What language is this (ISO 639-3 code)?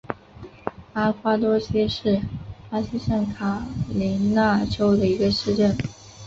zho